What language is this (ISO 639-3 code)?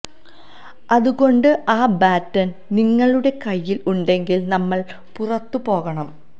mal